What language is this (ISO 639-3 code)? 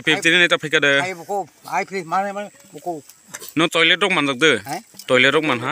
ron